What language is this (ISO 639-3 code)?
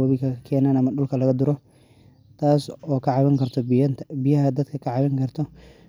som